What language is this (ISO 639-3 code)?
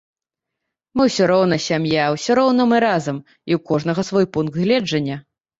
bel